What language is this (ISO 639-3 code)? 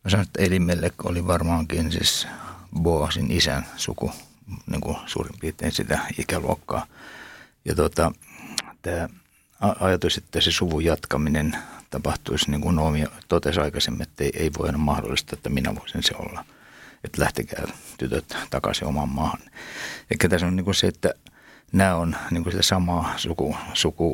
fin